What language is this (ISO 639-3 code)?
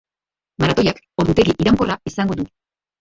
eus